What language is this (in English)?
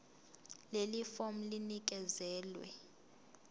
Zulu